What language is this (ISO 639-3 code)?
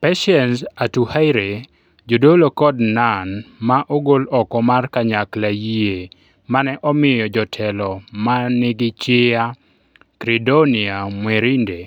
luo